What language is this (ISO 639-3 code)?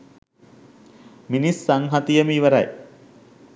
sin